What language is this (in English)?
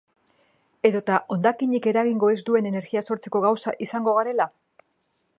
Basque